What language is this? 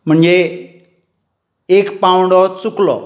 Konkani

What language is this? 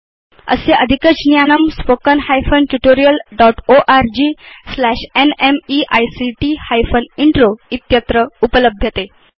Sanskrit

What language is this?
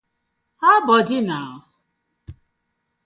Nigerian Pidgin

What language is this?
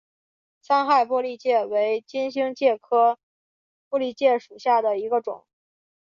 Chinese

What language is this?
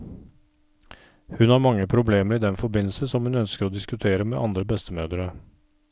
Norwegian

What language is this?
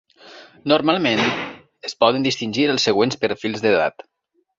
Catalan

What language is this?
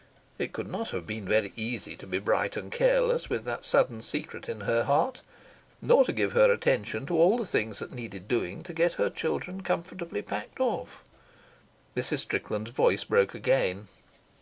English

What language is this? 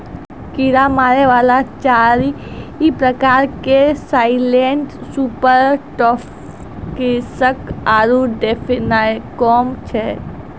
Maithili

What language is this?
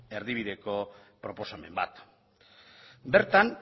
Basque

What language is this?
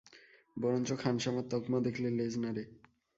Bangla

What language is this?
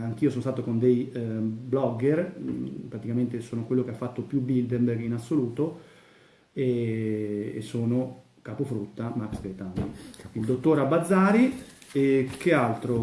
Italian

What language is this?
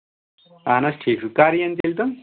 Kashmiri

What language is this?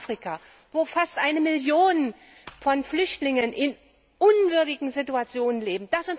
German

